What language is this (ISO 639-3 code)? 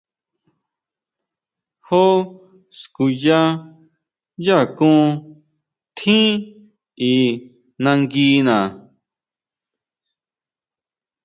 mau